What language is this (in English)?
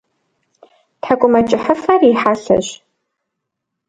Kabardian